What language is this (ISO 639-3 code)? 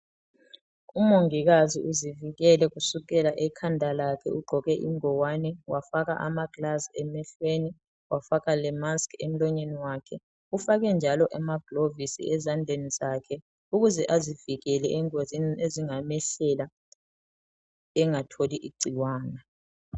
nde